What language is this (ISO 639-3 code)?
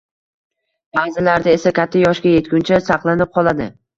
uzb